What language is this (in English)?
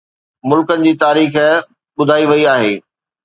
Sindhi